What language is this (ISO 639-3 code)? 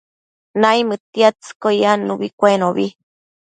mcf